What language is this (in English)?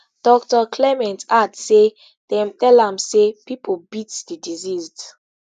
Nigerian Pidgin